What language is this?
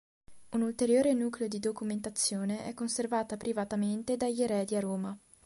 Italian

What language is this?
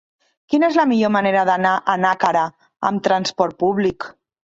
Catalan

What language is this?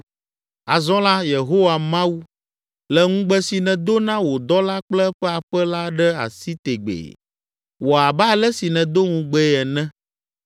Ewe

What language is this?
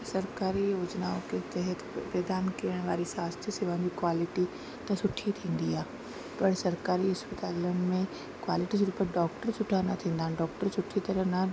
Sindhi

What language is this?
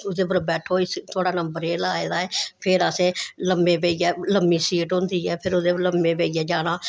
Dogri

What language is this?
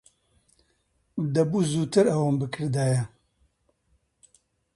Central Kurdish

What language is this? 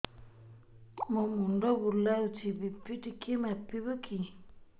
Odia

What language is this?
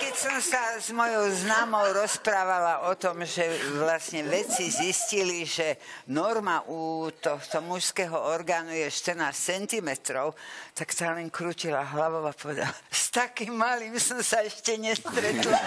Slovak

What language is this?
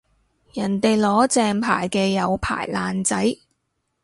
Cantonese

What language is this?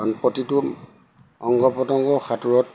Assamese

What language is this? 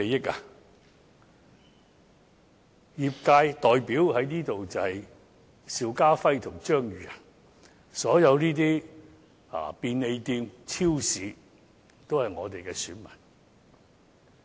Cantonese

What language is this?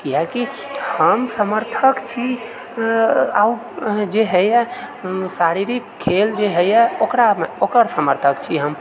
Maithili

